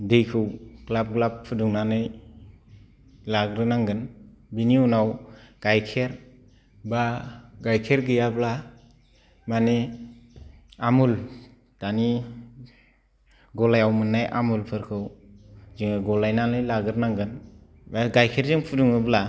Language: Bodo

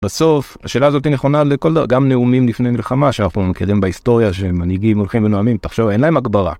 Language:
Hebrew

